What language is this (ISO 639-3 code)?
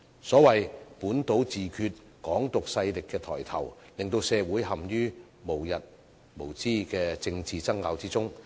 yue